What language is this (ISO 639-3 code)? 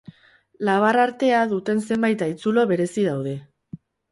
eus